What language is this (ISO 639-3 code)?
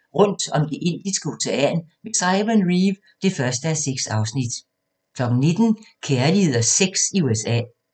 dan